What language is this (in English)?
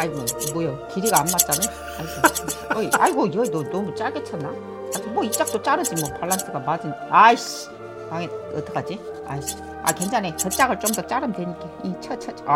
Korean